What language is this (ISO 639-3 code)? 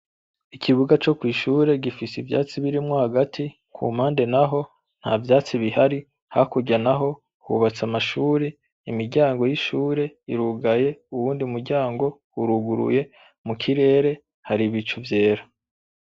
run